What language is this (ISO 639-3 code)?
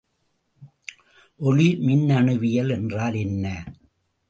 tam